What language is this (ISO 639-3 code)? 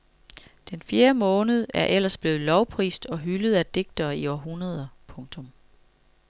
dan